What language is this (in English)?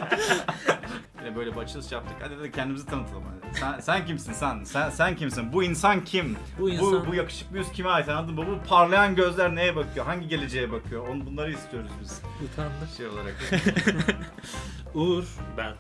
Turkish